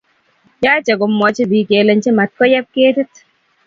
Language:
Kalenjin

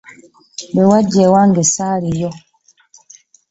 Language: Ganda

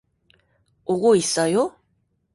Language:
Korean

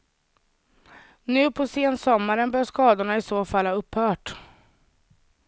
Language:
Swedish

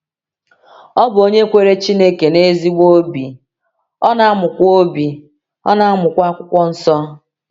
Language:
Igbo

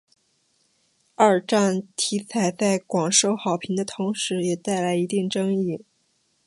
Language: Chinese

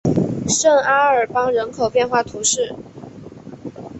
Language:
Chinese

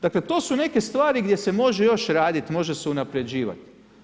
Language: Croatian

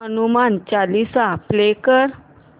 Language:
Marathi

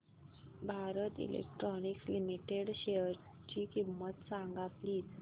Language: Marathi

